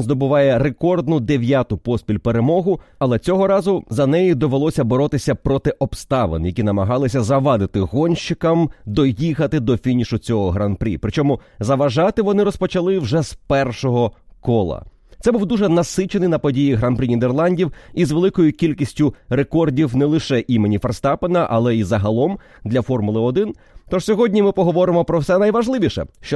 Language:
Ukrainian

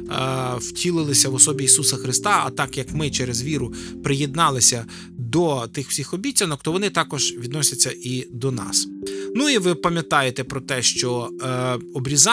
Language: Ukrainian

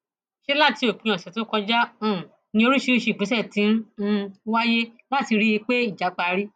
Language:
Yoruba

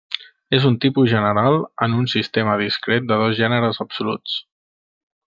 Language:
Catalan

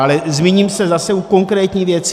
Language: Czech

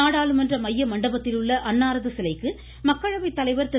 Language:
Tamil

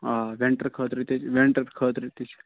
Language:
Kashmiri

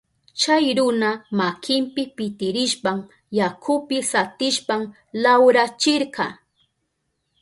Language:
Southern Pastaza Quechua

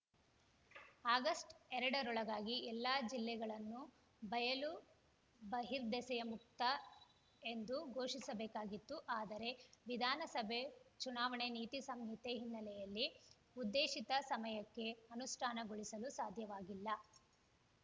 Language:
Kannada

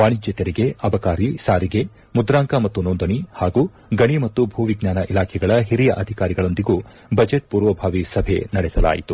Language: Kannada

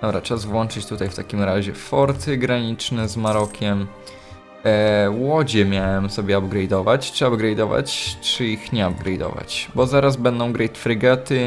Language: Polish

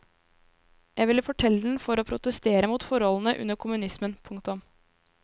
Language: Norwegian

